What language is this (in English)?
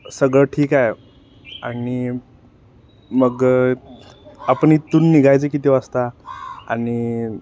Marathi